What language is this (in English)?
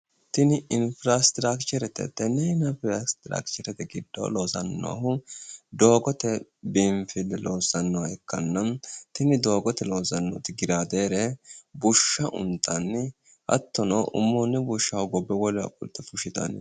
Sidamo